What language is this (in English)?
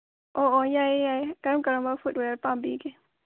Manipuri